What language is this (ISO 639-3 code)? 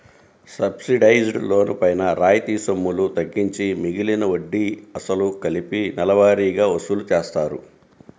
tel